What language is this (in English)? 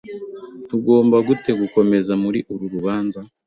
Kinyarwanda